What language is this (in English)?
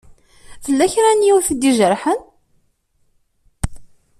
Kabyle